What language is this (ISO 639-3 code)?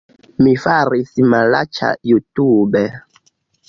epo